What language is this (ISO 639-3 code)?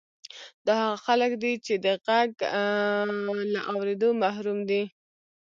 pus